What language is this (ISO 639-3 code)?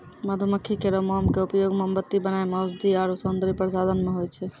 mai